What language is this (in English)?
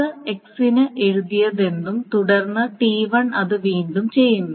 Malayalam